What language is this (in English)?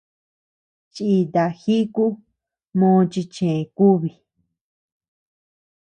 Tepeuxila Cuicatec